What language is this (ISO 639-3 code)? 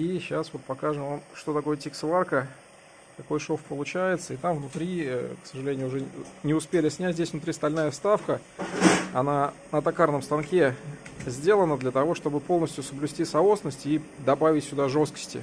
rus